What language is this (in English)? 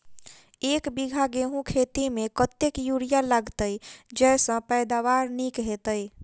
Maithili